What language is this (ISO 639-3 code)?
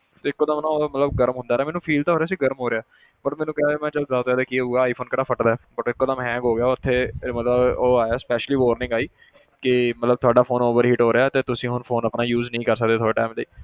pan